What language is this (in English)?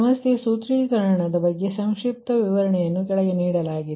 Kannada